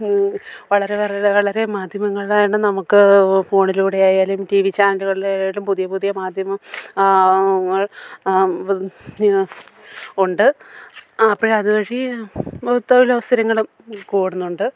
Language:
Malayalam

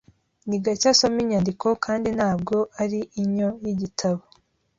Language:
Kinyarwanda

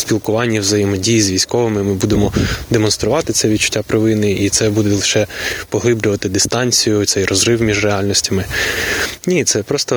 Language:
Ukrainian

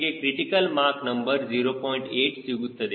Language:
Kannada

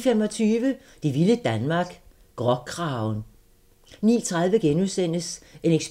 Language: Danish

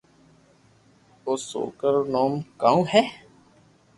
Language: Loarki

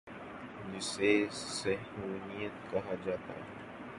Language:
Urdu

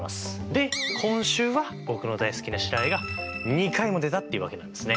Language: Japanese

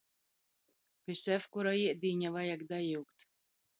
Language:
Latgalian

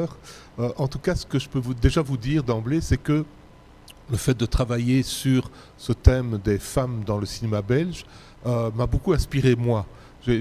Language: French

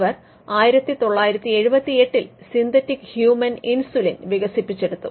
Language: Malayalam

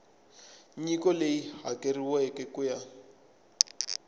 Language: Tsonga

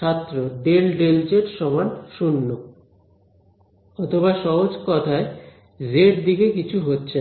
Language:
Bangla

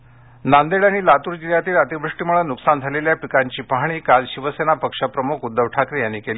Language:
Marathi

